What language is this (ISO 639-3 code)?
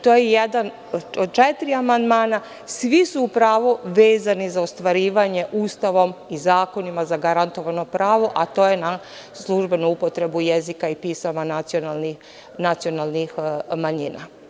srp